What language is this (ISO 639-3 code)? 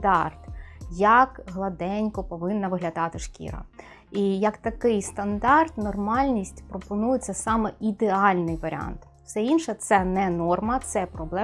ukr